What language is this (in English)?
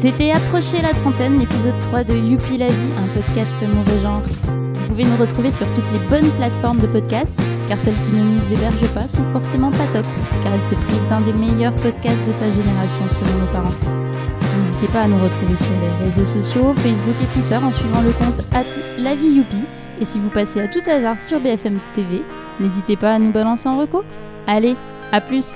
French